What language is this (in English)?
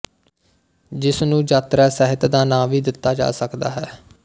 Punjabi